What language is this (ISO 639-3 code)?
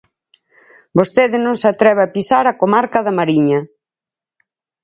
glg